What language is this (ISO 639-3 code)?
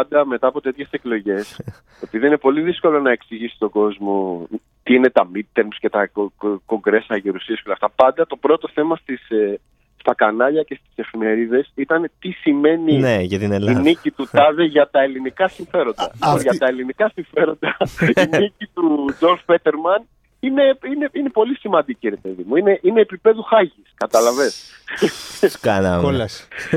ell